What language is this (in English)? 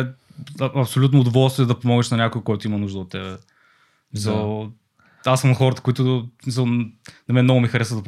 Bulgarian